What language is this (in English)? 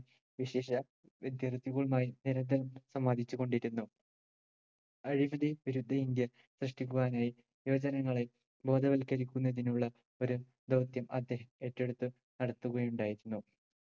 Malayalam